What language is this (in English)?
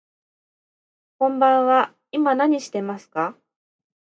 Japanese